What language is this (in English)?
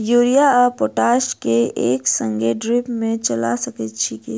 Maithili